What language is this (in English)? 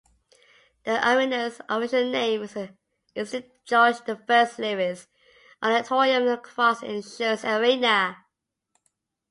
English